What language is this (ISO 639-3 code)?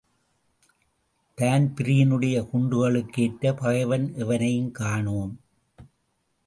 tam